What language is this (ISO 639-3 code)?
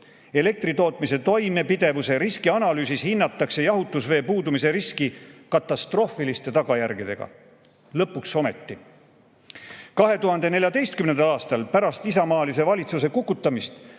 est